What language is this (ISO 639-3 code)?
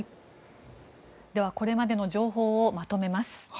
jpn